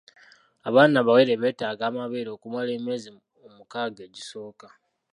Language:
Ganda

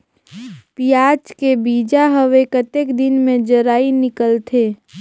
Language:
Chhattisgarhi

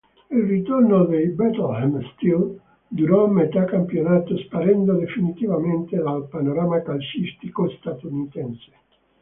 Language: Italian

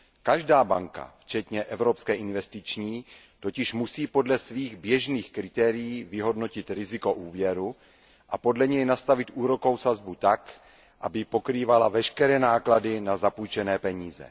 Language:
Czech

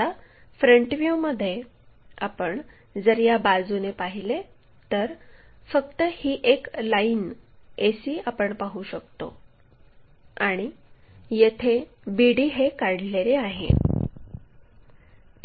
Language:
Marathi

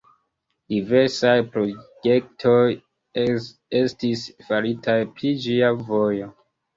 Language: Esperanto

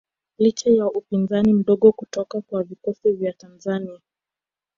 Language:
Swahili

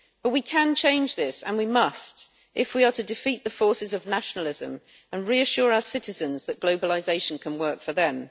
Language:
English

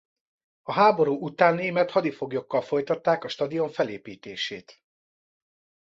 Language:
Hungarian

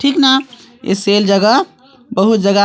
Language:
Chhattisgarhi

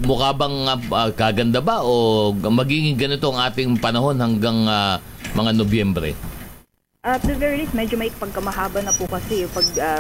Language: Filipino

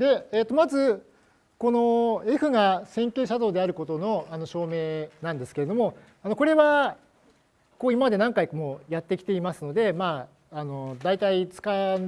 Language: Japanese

